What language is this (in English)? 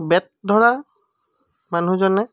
Assamese